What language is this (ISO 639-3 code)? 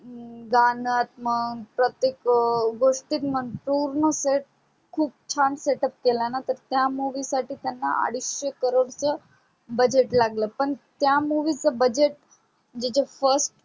mar